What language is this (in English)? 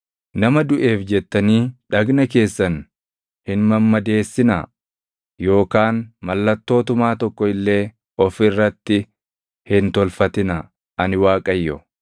Oromo